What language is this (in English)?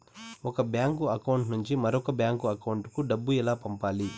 Telugu